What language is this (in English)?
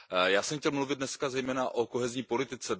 Czech